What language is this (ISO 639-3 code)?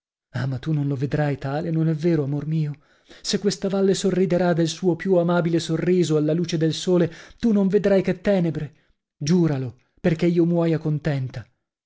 ita